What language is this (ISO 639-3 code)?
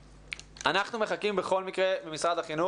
heb